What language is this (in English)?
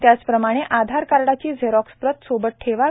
Marathi